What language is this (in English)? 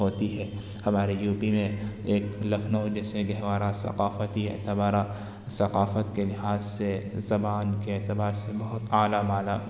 Urdu